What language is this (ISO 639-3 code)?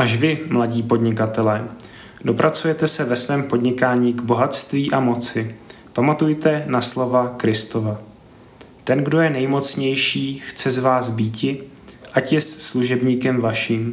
ces